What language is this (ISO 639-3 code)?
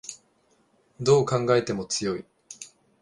jpn